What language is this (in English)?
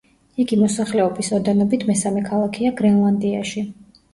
Georgian